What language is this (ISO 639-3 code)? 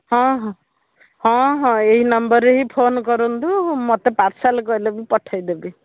ori